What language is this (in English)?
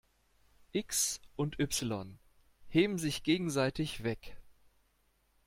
German